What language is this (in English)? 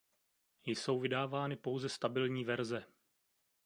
Czech